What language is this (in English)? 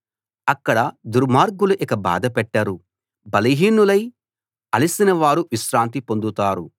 Telugu